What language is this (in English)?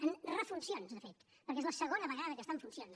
Catalan